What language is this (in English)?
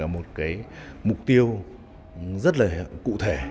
Vietnamese